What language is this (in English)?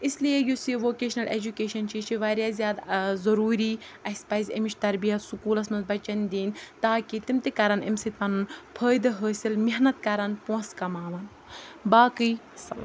Kashmiri